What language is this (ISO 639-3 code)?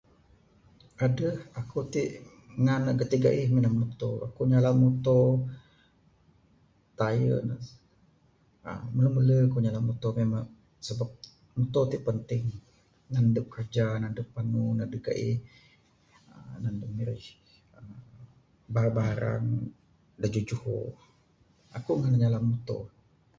sdo